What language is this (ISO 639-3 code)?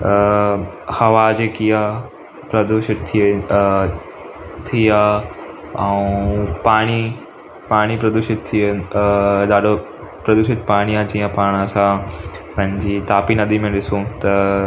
snd